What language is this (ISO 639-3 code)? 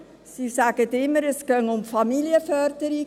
gsw